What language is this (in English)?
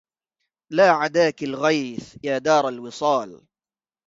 Arabic